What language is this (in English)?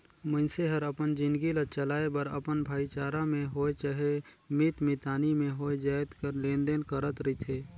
Chhattisgarhi